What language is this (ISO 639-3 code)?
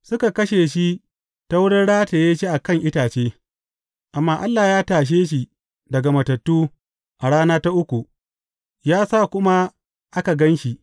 hau